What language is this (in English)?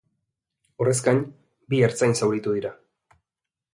Basque